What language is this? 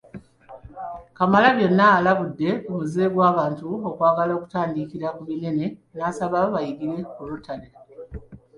Ganda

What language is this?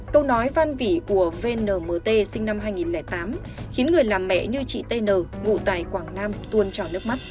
Vietnamese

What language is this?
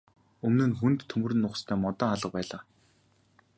Mongolian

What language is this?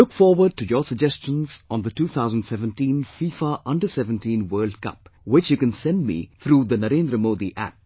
English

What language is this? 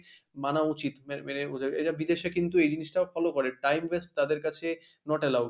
Bangla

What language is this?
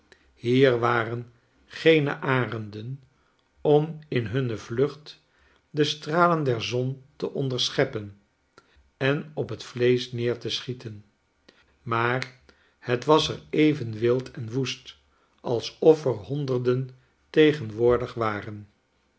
Dutch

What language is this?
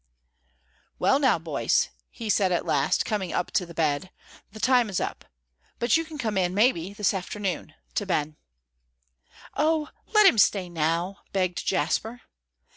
English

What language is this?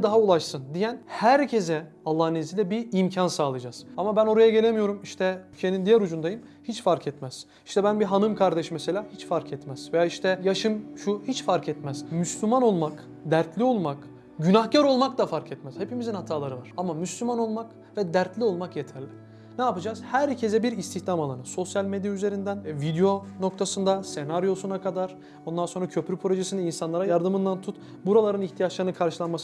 Turkish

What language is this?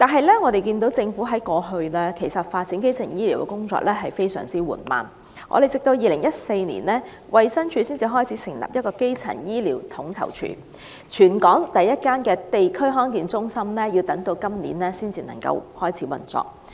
Cantonese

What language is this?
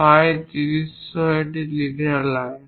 Bangla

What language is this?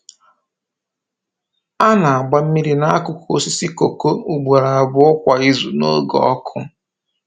Igbo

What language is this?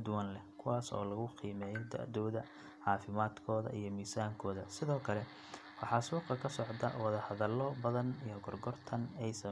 Somali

